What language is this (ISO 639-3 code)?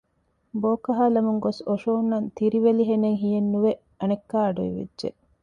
div